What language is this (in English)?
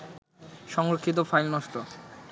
Bangla